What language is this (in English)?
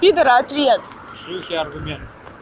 Russian